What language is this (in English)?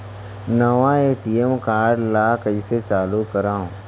Chhattisgarhi